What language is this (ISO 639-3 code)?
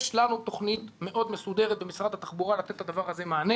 heb